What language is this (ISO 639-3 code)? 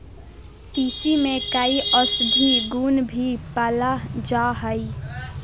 mag